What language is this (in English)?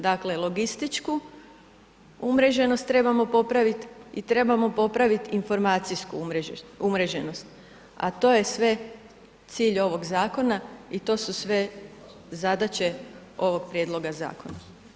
Croatian